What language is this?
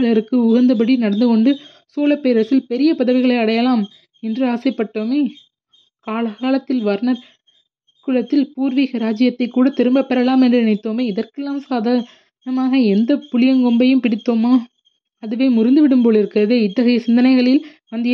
Tamil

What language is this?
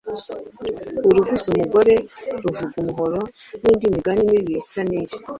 Kinyarwanda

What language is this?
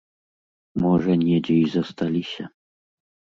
Belarusian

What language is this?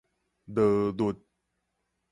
Min Nan Chinese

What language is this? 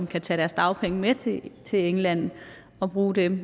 Danish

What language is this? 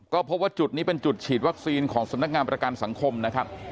Thai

